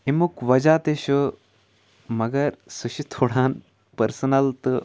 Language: Kashmiri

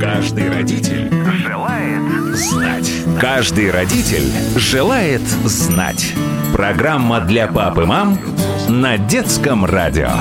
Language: Russian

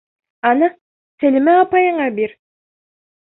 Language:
Bashkir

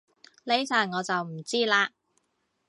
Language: Cantonese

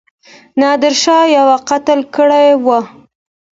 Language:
Pashto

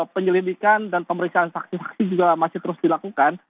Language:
Indonesian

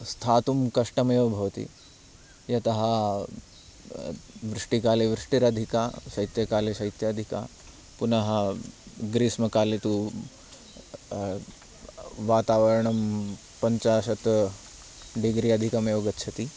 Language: Sanskrit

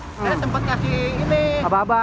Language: Indonesian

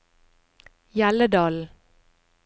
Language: Norwegian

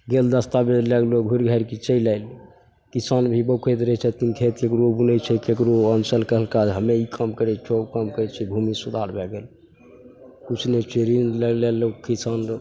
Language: Maithili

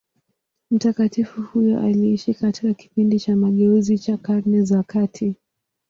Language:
Swahili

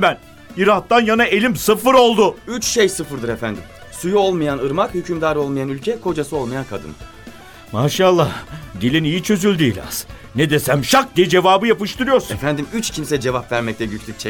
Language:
Turkish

